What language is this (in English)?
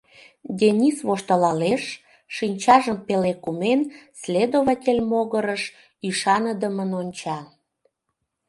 Mari